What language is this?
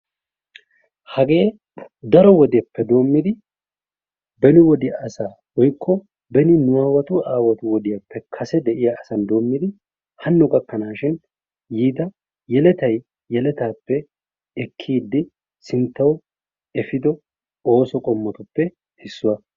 Wolaytta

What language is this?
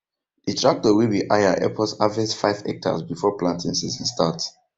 Nigerian Pidgin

